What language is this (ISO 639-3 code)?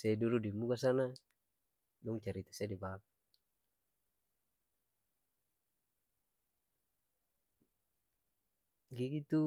abs